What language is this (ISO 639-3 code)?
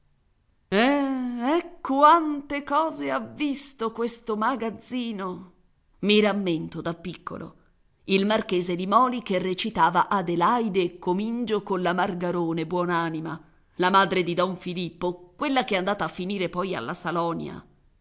ita